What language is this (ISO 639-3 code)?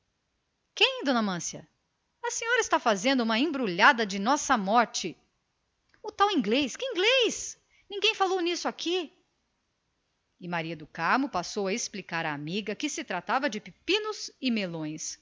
por